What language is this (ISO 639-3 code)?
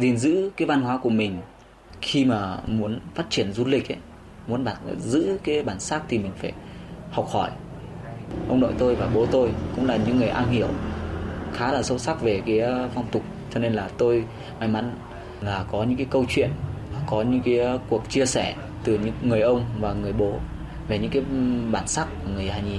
vie